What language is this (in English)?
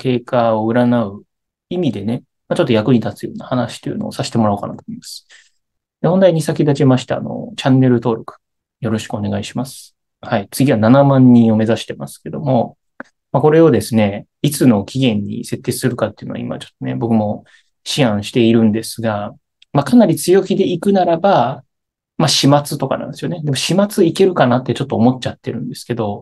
Japanese